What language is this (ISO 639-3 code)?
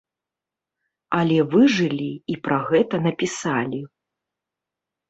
bel